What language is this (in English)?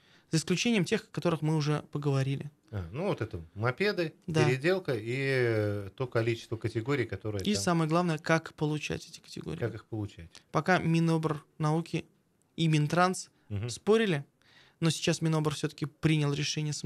Russian